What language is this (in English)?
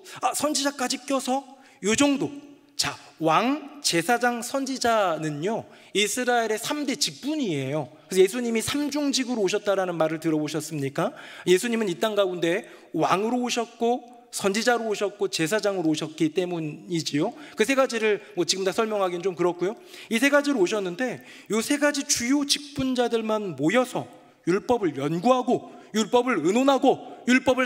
Korean